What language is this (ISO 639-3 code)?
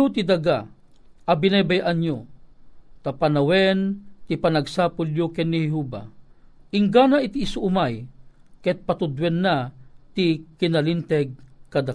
fil